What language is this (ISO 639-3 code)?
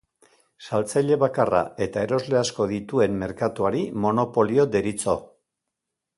eus